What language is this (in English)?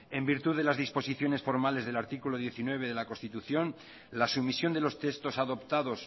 Spanish